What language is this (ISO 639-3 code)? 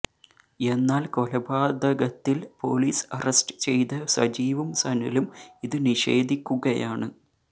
mal